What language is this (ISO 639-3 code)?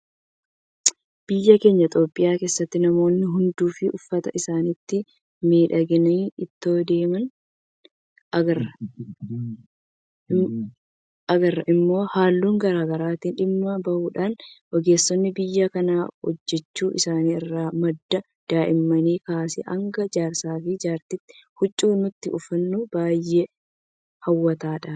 orm